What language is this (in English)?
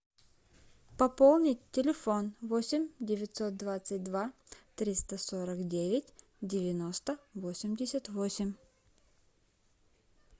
Russian